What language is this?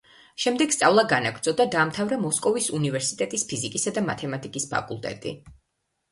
Georgian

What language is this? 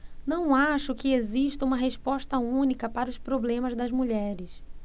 Portuguese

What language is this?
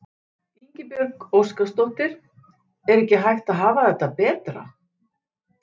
Icelandic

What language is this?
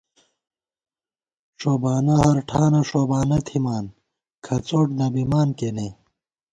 Gawar-Bati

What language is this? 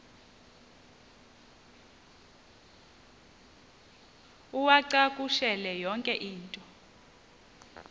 Xhosa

